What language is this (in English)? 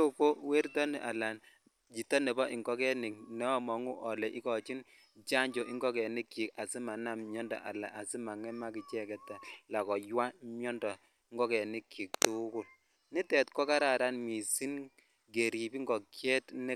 Kalenjin